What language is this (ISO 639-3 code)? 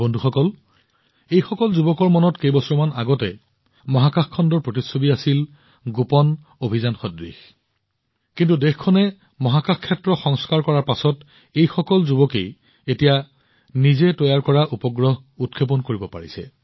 asm